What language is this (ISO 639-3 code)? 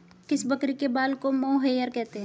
hin